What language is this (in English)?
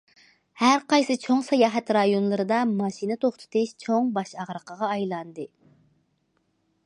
Uyghur